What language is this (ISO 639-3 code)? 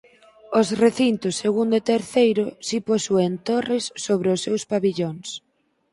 glg